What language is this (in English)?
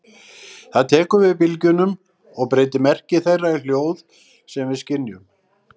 Icelandic